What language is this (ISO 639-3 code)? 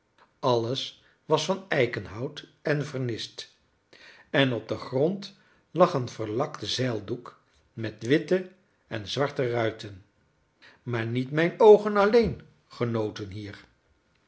nld